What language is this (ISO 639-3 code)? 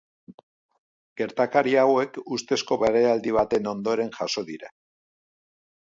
eus